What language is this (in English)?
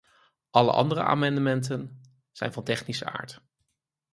Dutch